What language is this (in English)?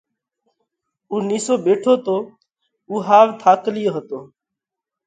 Parkari Koli